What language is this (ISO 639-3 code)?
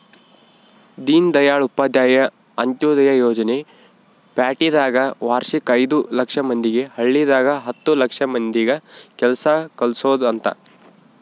kan